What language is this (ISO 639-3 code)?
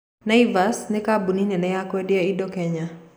kik